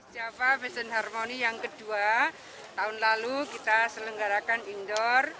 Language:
Indonesian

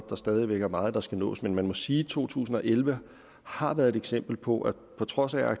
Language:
Danish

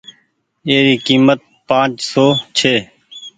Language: Goaria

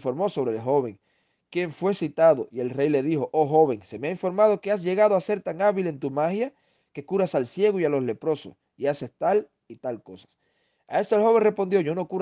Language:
Spanish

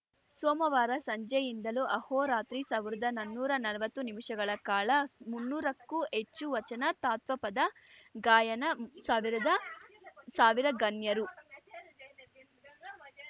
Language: Kannada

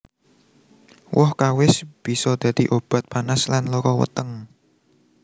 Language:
Javanese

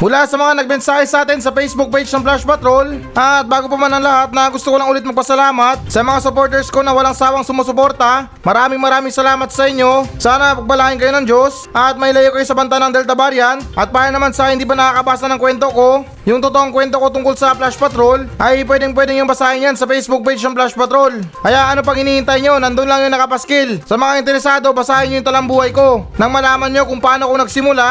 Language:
Filipino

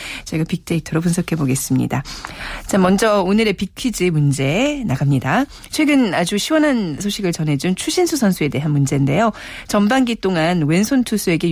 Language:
Korean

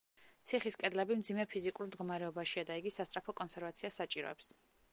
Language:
Georgian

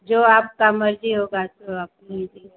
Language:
Hindi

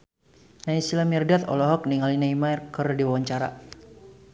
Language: Sundanese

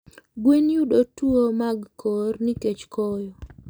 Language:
Luo (Kenya and Tanzania)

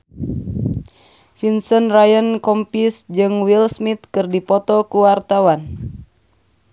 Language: Sundanese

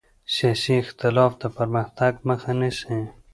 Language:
Pashto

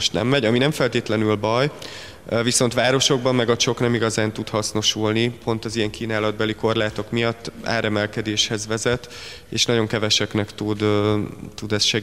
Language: Hungarian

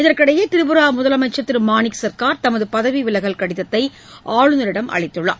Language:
Tamil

